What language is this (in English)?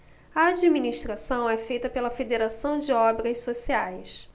Portuguese